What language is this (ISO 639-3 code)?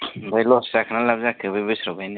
brx